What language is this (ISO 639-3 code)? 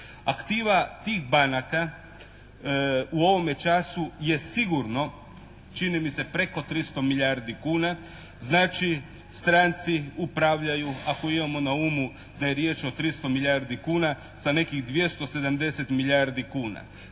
hrv